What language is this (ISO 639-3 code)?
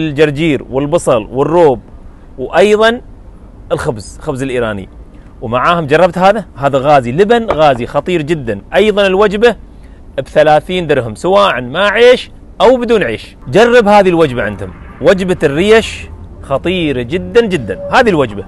ara